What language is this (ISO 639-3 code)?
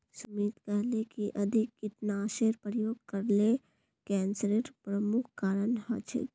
mag